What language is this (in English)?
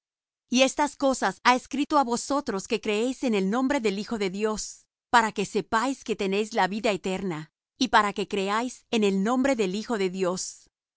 Spanish